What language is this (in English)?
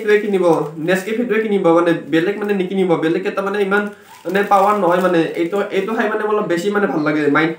Indonesian